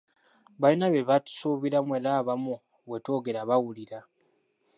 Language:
Ganda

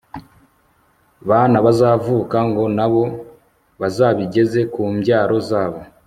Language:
Kinyarwanda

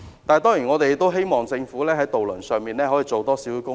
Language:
Cantonese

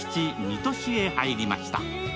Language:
Japanese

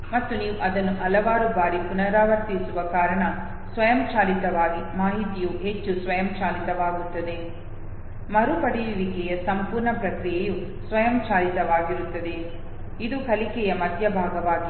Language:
Kannada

